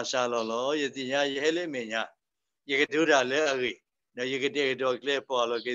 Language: Thai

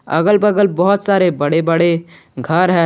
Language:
Hindi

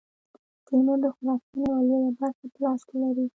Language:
Pashto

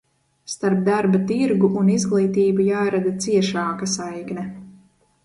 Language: Latvian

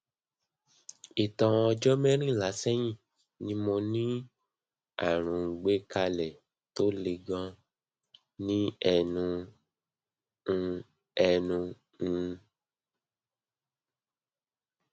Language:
Yoruba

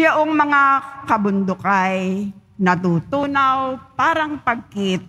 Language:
Filipino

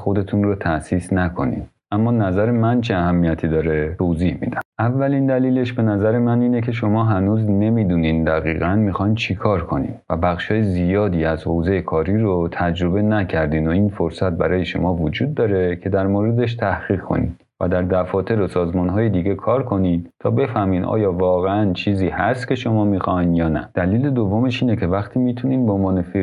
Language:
Persian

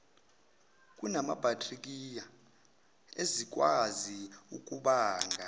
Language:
Zulu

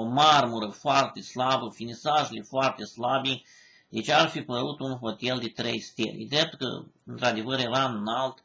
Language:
Romanian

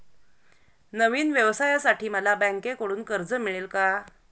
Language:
Marathi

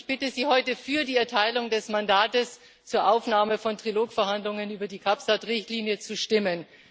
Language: German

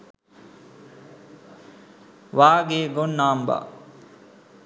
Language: Sinhala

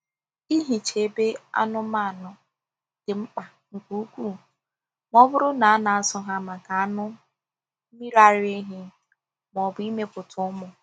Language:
Igbo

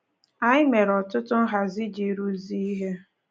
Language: Igbo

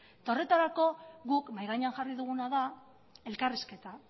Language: Basque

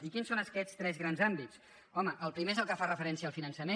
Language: Catalan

